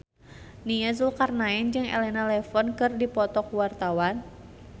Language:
Sundanese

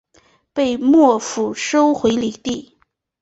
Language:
Chinese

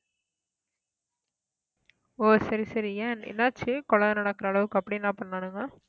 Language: Tamil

